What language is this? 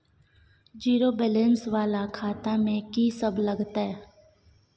Maithili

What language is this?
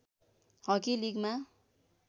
Nepali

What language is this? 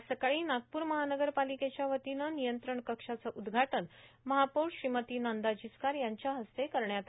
Marathi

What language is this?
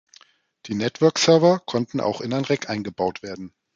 German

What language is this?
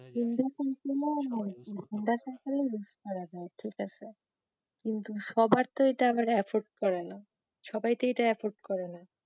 Bangla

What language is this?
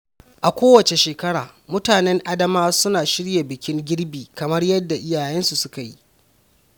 Hausa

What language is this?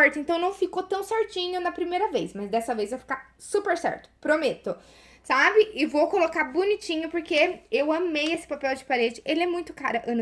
Portuguese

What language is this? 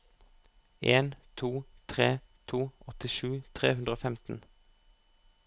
Norwegian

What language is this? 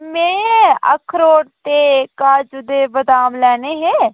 Dogri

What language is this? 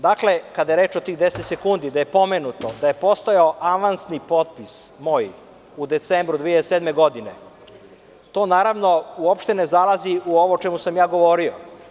Serbian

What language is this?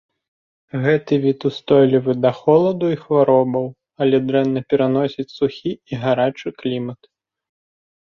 Belarusian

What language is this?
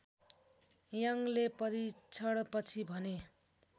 Nepali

